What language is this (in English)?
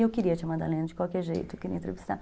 Portuguese